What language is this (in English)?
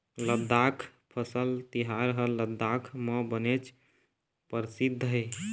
Chhattisgarhi